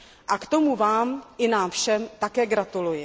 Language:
Czech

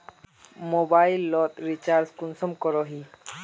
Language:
Magahi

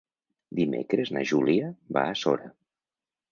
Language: Catalan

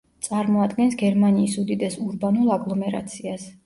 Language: Georgian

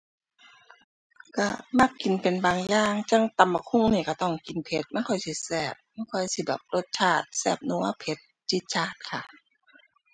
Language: Thai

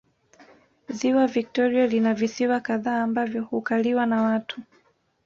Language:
Swahili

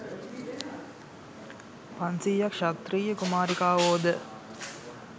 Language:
Sinhala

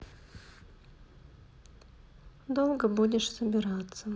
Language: Russian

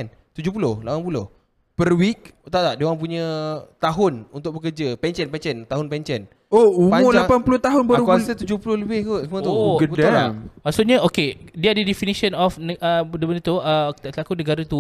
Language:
Malay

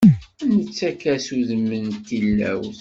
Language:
Kabyle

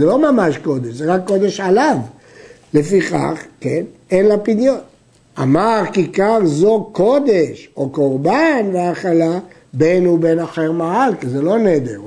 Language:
Hebrew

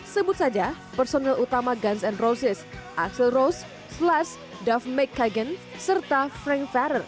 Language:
Indonesian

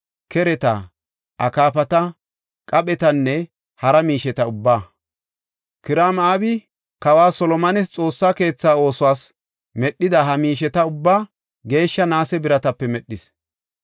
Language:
Gofa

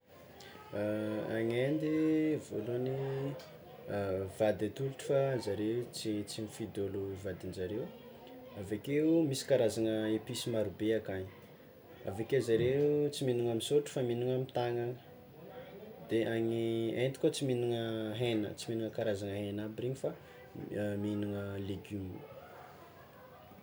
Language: Tsimihety Malagasy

